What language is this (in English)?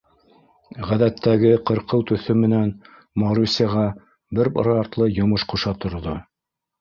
Bashkir